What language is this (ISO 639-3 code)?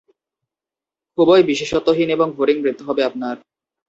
ben